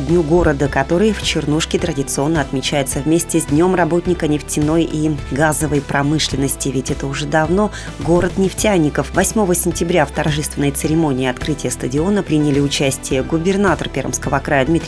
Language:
Russian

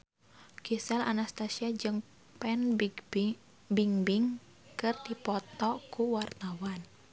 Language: Sundanese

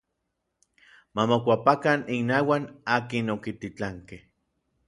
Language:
Orizaba Nahuatl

